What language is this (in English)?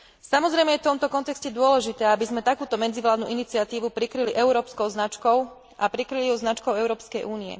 Slovak